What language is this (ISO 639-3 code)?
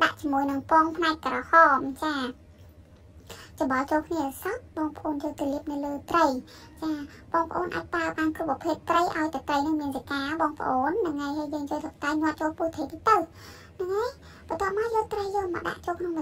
tha